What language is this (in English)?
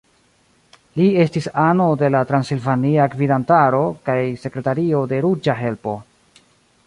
Esperanto